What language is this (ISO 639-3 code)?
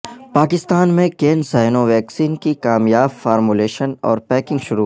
urd